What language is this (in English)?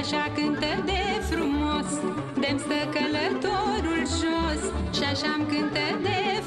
Romanian